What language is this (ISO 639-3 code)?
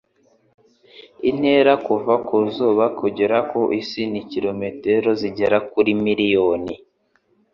kin